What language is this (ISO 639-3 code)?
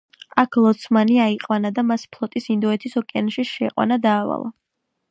kat